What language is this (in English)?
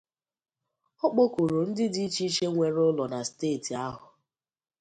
Igbo